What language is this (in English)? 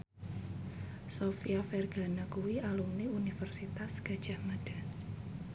Javanese